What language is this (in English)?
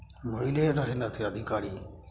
Maithili